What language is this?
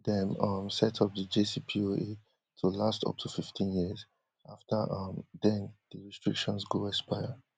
Nigerian Pidgin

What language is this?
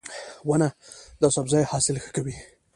Pashto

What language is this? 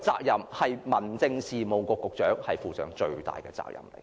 Cantonese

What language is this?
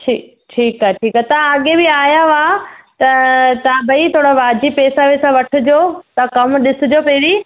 Sindhi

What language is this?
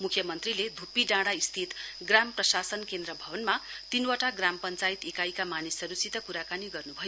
Nepali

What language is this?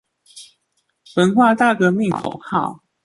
Chinese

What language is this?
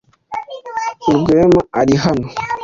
Kinyarwanda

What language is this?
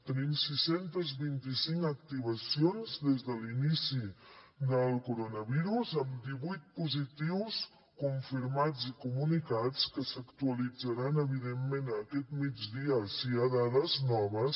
Catalan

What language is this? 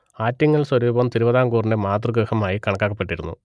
Malayalam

